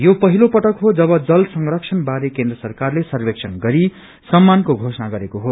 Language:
Nepali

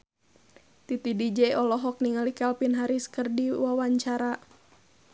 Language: Sundanese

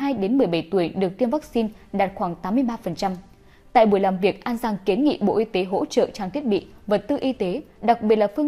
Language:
Vietnamese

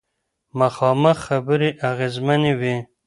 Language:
Pashto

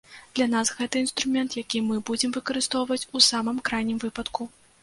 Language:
Belarusian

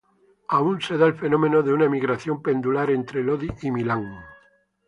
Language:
Spanish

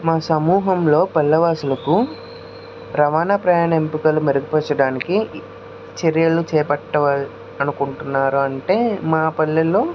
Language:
Telugu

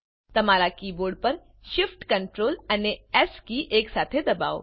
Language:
Gujarati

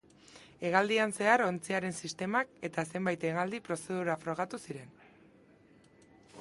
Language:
Basque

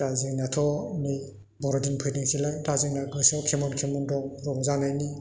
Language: Bodo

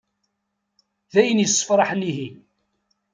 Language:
Kabyle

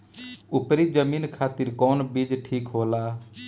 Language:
Bhojpuri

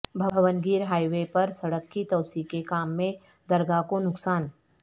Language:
Urdu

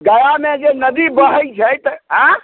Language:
Maithili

